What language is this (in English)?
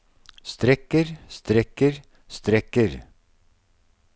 Norwegian